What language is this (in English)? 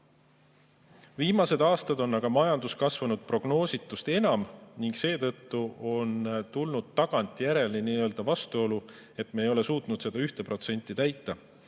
Estonian